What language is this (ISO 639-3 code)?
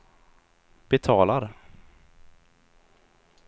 swe